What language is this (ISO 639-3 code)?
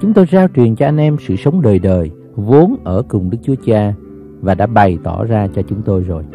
vie